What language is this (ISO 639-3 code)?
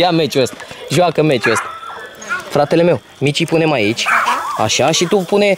ron